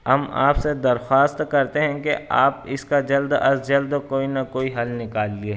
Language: Urdu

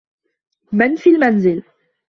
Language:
Arabic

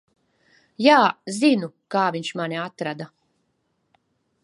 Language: Latvian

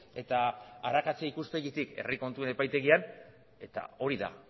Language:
Basque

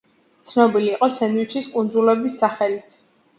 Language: Georgian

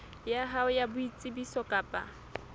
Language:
Southern Sotho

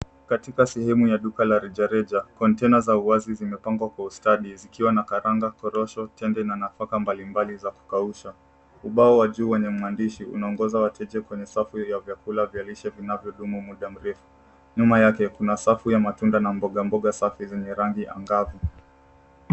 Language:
Swahili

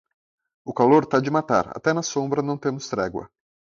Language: Portuguese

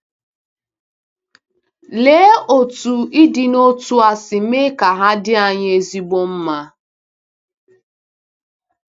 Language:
Igbo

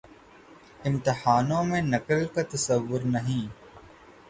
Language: Urdu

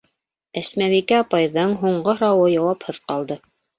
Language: Bashkir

